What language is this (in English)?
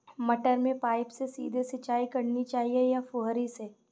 Hindi